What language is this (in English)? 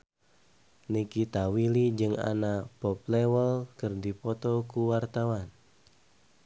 Sundanese